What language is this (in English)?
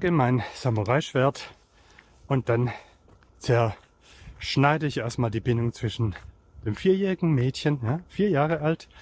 German